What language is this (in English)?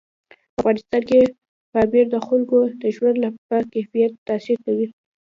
Pashto